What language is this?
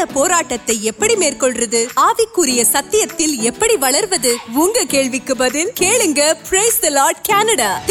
Urdu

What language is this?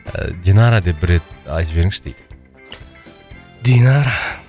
Kazakh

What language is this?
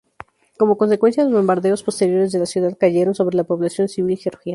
Spanish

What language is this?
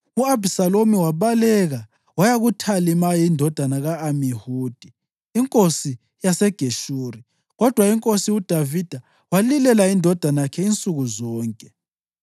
North Ndebele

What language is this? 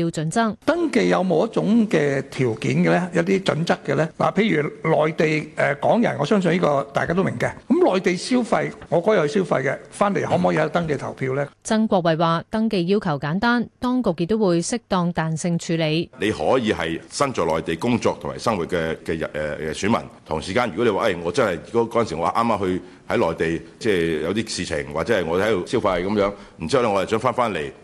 Chinese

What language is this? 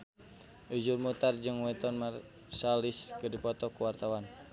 Sundanese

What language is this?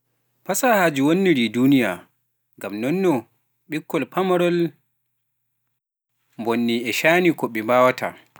Pular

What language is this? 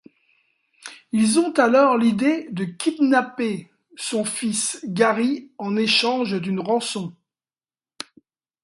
French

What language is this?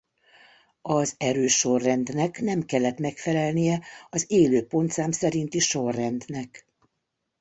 Hungarian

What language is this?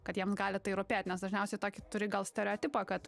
Lithuanian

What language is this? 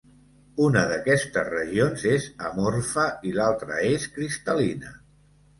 Catalan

